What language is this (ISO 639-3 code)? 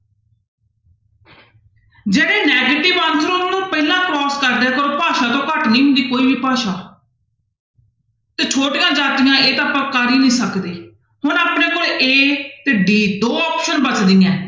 pan